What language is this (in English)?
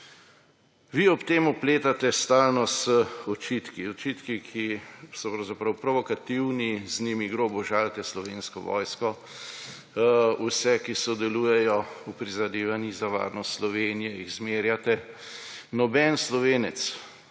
Slovenian